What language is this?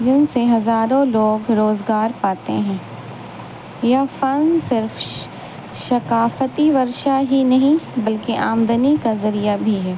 Urdu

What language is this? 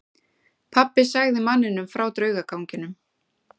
Icelandic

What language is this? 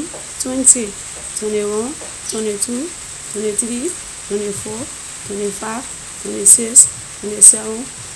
Liberian English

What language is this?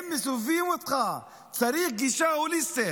Hebrew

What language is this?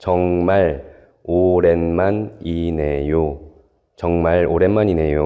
Korean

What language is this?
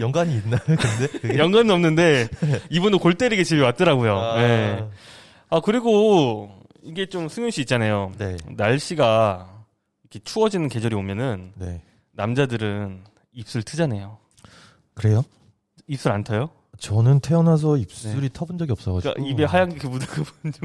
Korean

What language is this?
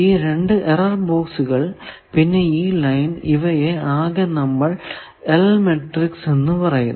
Malayalam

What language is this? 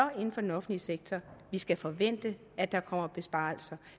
Danish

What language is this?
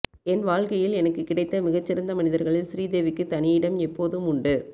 Tamil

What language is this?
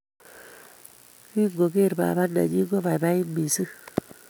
Kalenjin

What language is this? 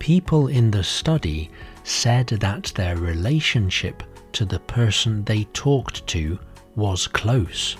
English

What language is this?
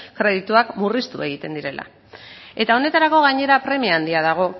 Basque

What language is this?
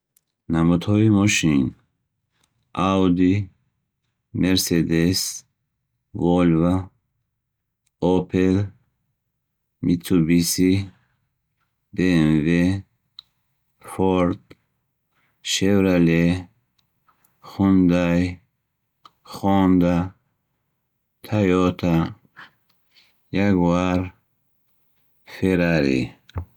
Bukharic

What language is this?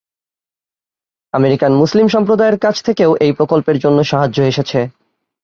Bangla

